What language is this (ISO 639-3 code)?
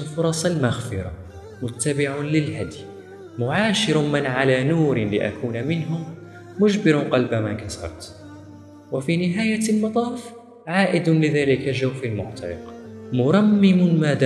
ara